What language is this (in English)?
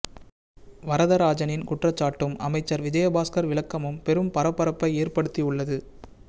Tamil